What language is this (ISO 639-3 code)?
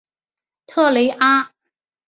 zho